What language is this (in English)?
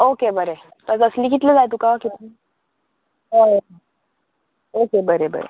Konkani